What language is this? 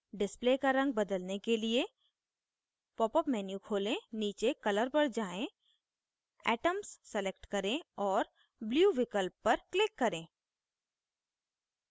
Hindi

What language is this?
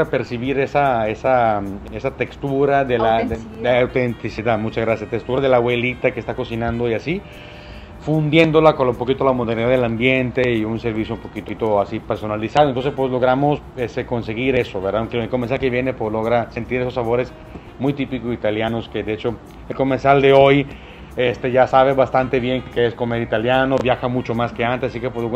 Spanish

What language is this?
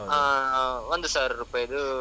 Kannada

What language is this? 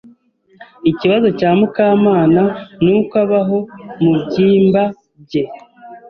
Kinyarwanda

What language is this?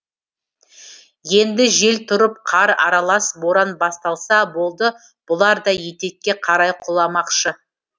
Kazakh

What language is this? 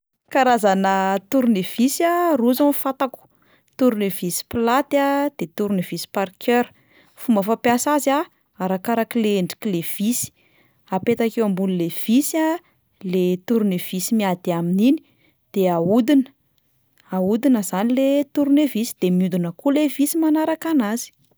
Malagasy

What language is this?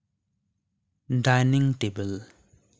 Santali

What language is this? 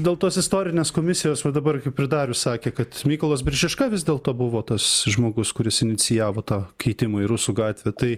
Lithuanian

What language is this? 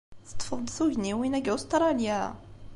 Kabyle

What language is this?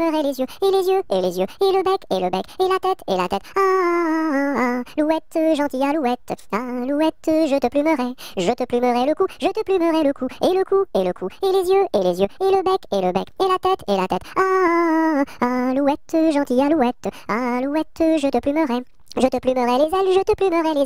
French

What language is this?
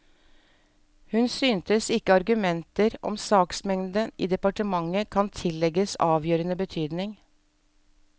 Norwegian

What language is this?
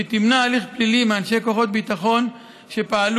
Hebrew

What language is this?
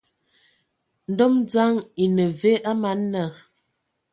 Ewondo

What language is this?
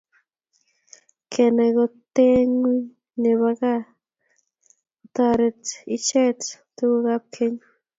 Kalenjin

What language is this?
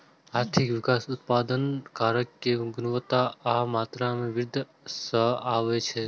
Maithili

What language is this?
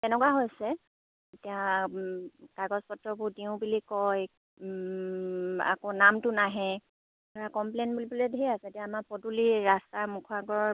Assamese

